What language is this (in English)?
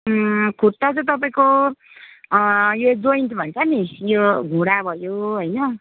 Nepali